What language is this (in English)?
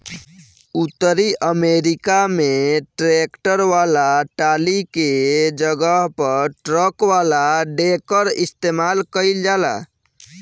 Bhojpuri